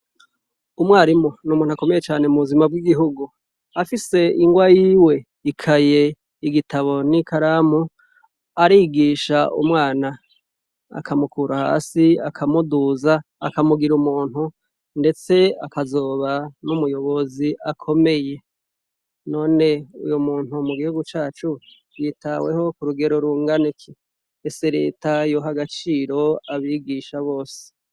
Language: Rundi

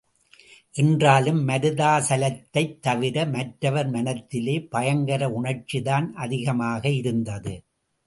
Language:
Tamil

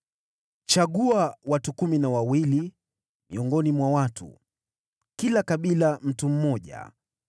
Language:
Swahili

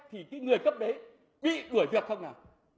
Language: Vietnamese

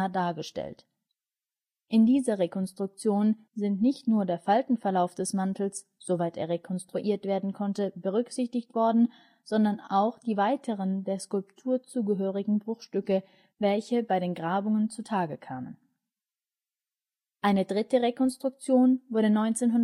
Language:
German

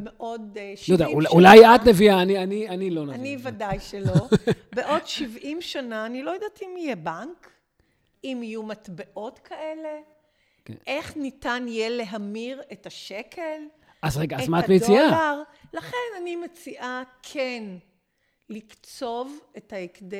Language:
Hebrew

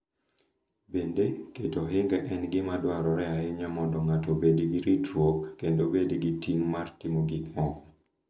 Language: Luo (Kenya and Tanzania)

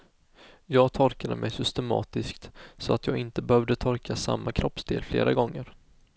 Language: Swedish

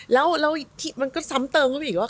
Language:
Thai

